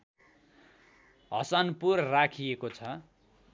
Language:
Nepali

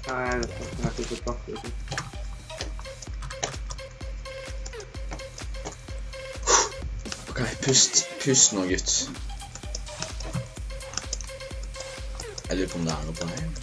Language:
Norwegian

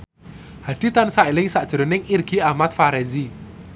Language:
Javanese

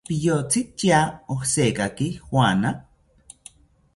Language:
South Ucayali Ashéninka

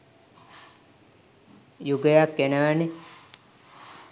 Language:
Sinhala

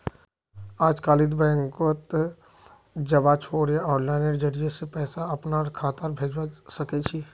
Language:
Magahi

